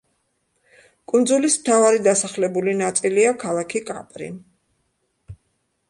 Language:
Georgian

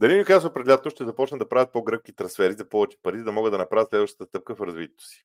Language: Bulgarian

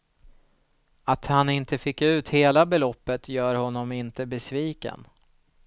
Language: Swedish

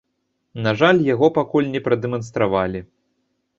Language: Belarusian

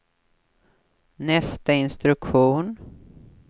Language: Swedish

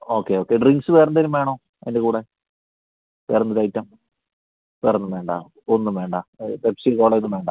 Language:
Malayalam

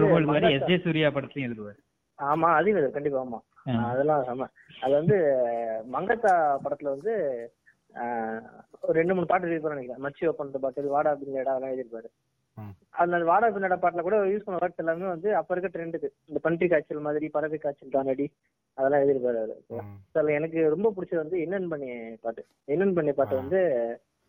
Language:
Tamil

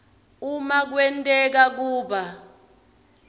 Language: Swati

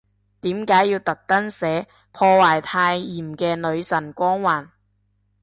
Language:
Cantonese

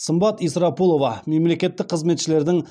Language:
Kazakh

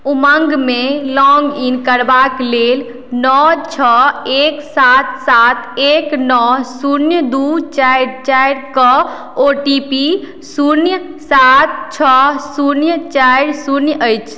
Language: Maithili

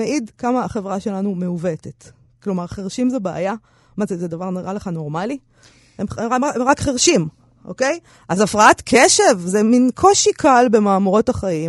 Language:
Hebrew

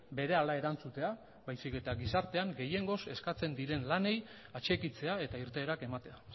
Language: Basque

